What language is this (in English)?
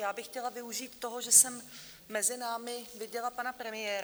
Czech